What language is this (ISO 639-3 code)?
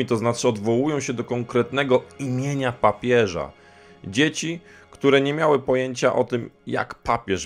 pol